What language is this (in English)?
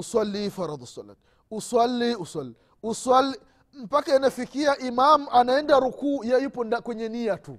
Swahili